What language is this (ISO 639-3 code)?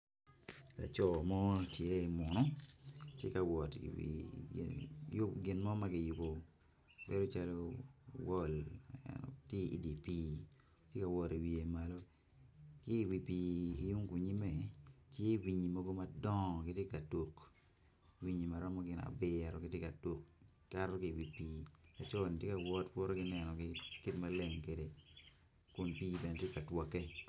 ach